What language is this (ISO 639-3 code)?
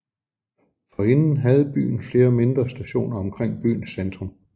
dan